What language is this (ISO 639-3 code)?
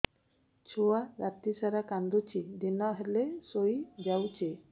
ori